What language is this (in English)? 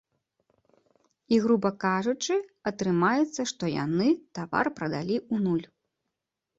Belarusian